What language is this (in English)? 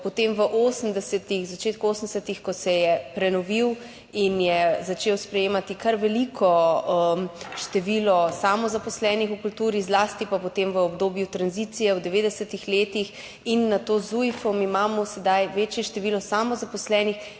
Slovenian